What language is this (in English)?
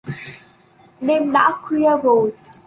Vietnamese